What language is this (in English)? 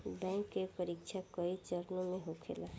Bhojpuri